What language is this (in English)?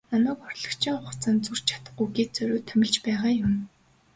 Mongolian